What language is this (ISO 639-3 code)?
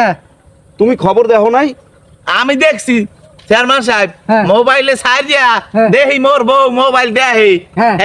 ben